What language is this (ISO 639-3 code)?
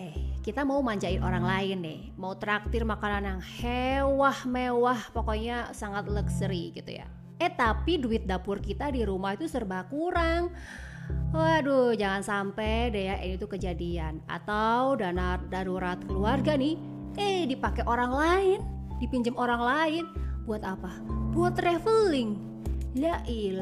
ind